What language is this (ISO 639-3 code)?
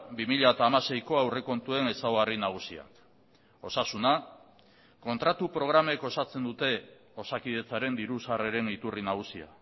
eus